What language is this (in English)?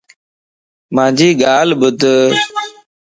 Lasi